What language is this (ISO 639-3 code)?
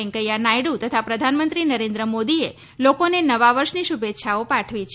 guj